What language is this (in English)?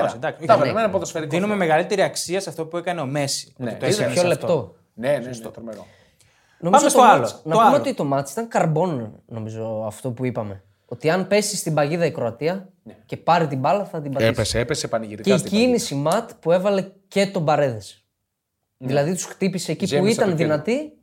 Greek